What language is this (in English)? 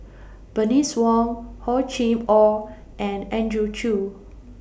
English